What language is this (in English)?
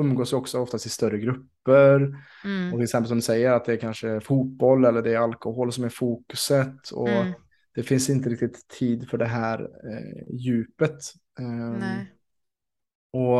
Swedish